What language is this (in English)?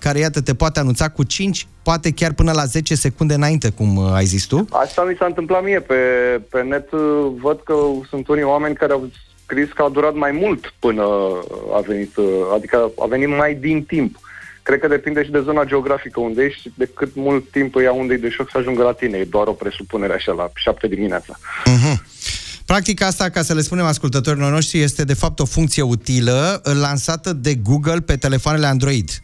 Romanian